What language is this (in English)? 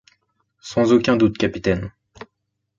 French